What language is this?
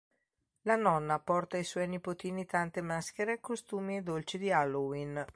Italian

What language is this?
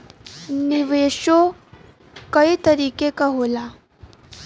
Bhojpuri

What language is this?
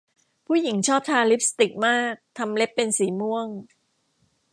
Thai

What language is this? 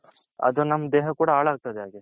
Kannada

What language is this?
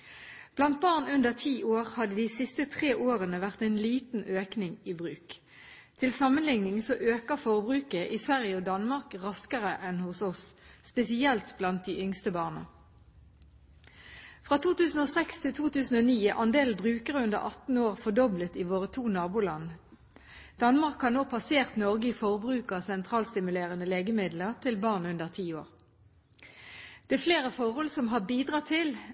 Norwegian Bokmål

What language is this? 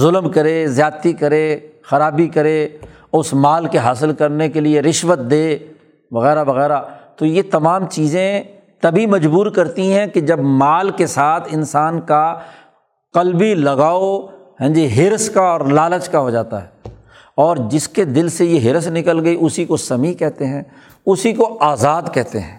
Urdu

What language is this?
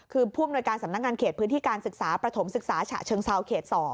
Thai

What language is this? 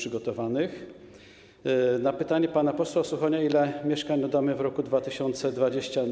Polish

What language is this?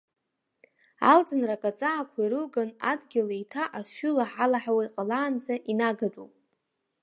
Abkhazian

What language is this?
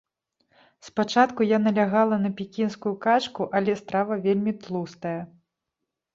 Belarusian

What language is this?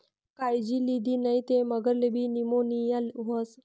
Marathi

